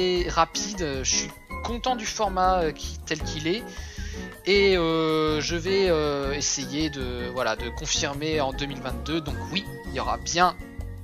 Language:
French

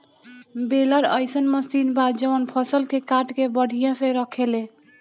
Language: Bhojpuri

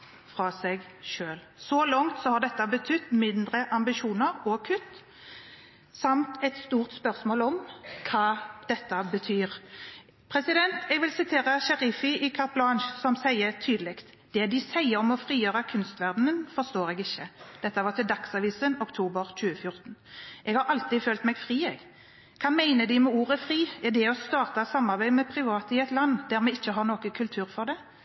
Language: Norwegian Bokmål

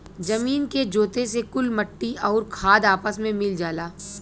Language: Bhojpuri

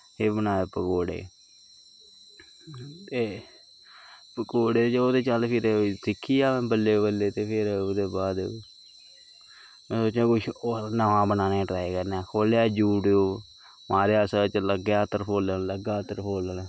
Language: Dogri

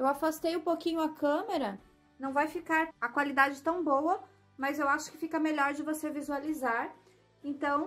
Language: Portuguese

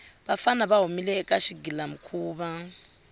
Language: Tsonga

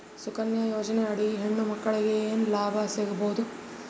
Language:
Kannada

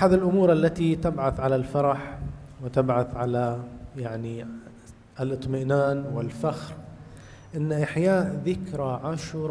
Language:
Arabic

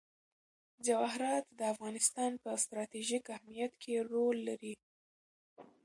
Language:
Pashto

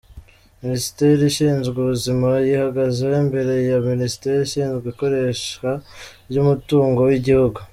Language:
Kinyarwanda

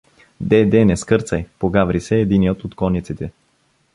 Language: Bulgarian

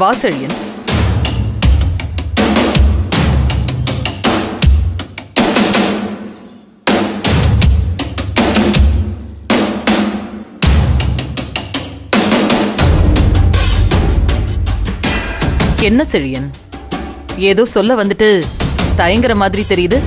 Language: Tamil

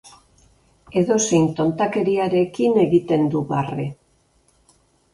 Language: Basque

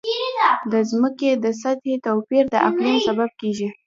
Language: Pashto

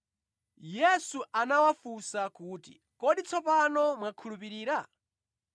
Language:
Nyanja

